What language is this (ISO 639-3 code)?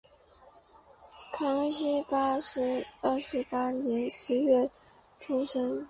zho